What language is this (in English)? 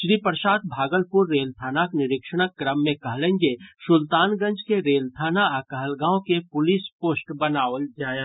Maithili